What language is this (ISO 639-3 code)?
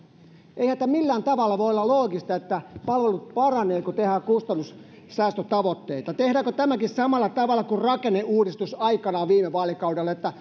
fin